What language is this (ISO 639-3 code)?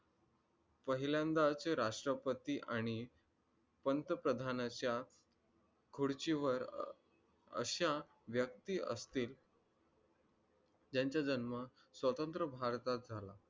mar